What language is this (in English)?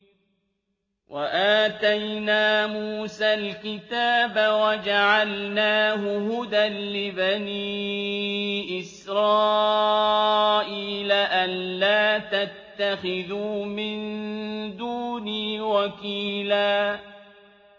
Arabic